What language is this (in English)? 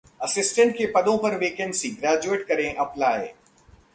Hindi